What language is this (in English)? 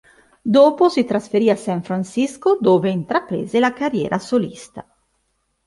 Italian